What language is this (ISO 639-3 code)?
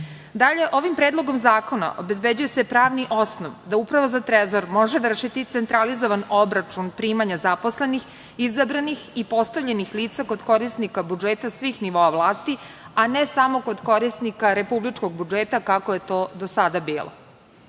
srp